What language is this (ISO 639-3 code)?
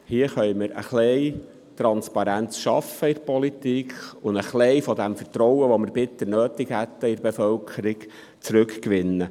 gsw